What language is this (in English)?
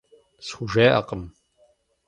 Kabardian